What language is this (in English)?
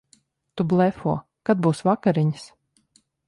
Latvian